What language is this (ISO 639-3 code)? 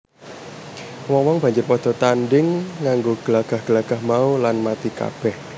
jav